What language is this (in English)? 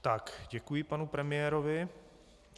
Czech